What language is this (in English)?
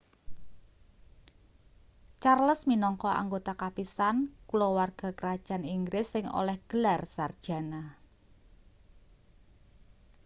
Javanese